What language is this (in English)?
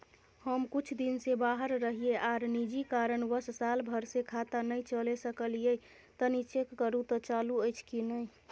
Maithili